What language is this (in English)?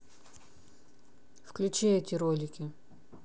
Russian